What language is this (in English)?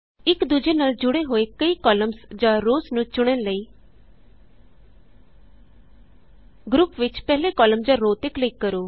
Punjabi